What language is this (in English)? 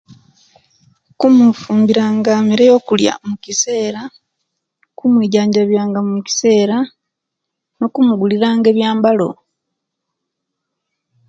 Kenyi